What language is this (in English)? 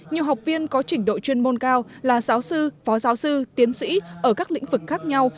Vietnamese